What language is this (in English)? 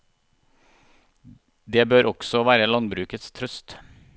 Norwegian